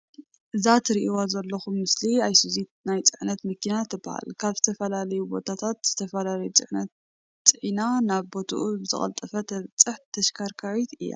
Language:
Tigrinya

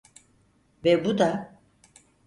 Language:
Turkish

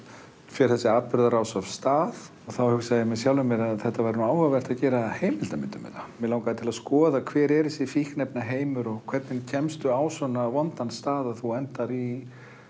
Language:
Icelandic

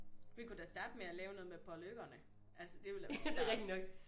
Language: Danish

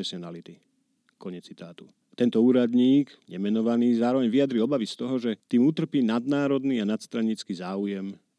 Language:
Slovak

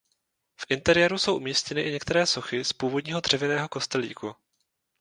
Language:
Czech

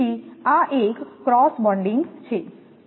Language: Gujarati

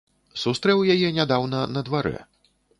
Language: Belarusian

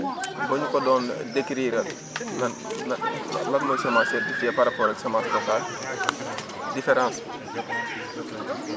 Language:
Wolof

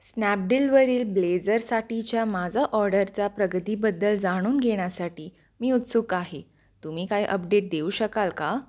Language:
Marathi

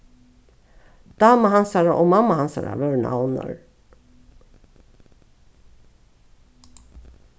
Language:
Faroese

